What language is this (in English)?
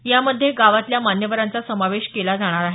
Marathi